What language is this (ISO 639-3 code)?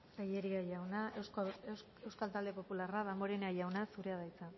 eus